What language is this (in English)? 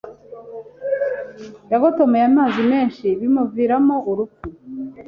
Kinyarwanda